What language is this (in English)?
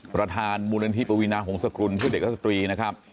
Thai